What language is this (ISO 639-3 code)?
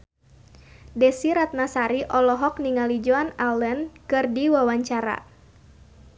sun